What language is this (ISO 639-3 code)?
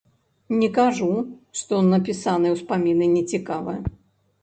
bel